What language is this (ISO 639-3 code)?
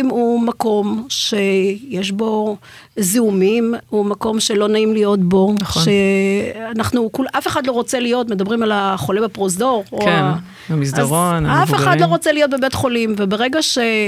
heb